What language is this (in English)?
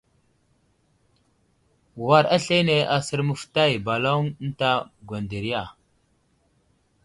Wuzlam